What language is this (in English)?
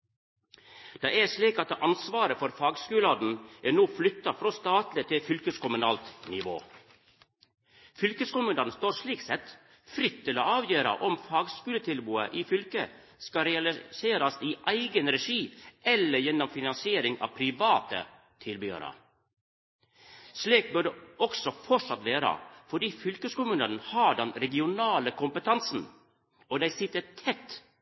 Norwegian Nynorsk